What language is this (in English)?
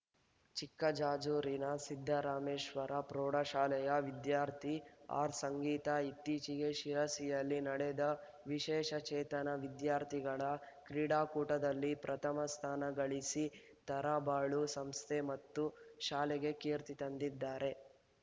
Kannada